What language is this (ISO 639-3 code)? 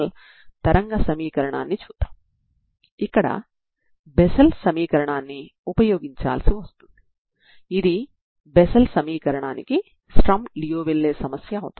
tel